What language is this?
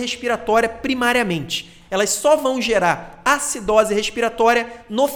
Portuguese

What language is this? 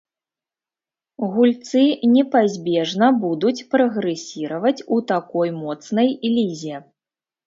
Belarusian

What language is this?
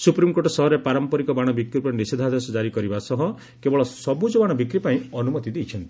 Odia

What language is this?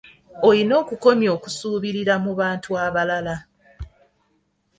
Ganda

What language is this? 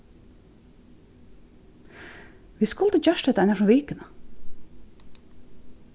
Faroese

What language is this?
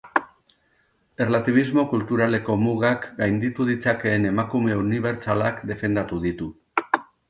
Basque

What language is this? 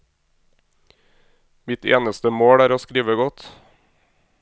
Norwegian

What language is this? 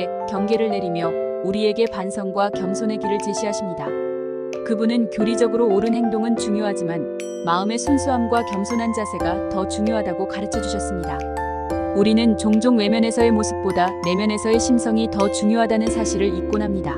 Korean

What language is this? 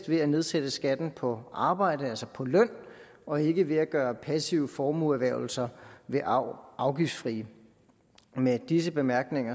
Danish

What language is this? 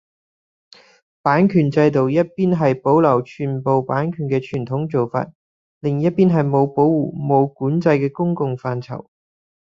Cantonese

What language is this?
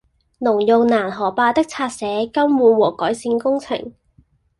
Cantonese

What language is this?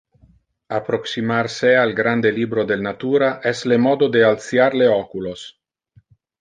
Interlingua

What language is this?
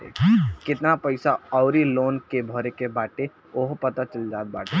Bhojpuri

